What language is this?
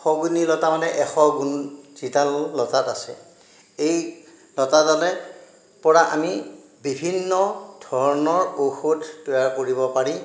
Assamese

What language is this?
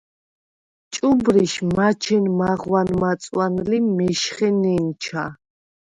Svan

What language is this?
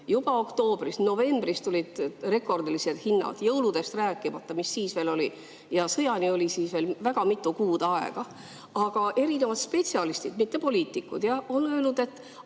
Estonian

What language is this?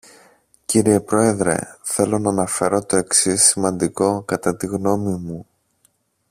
Greek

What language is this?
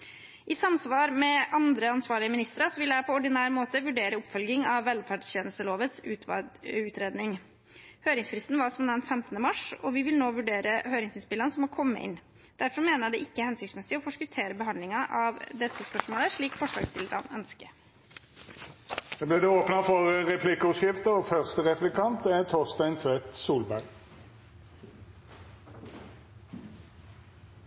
Norwegian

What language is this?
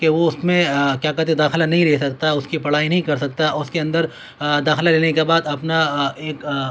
Urdu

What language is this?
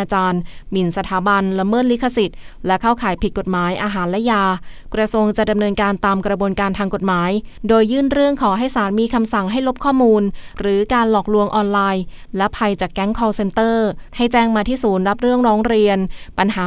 Thai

